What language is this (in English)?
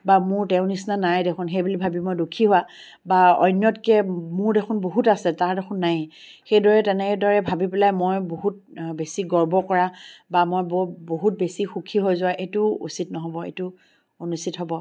Assamese